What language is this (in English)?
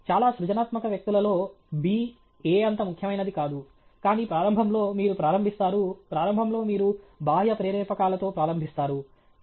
Telugu